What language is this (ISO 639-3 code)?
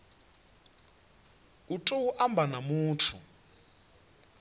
ven